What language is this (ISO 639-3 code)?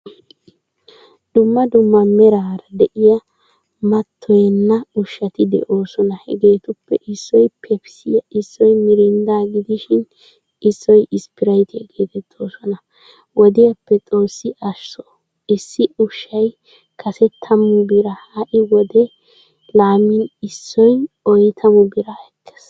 wal